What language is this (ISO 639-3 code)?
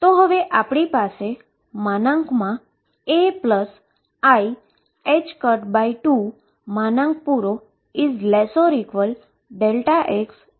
guj